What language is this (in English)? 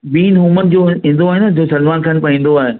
Sindhi